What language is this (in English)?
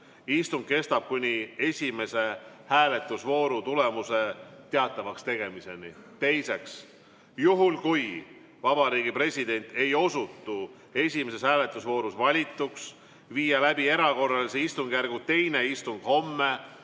Estonian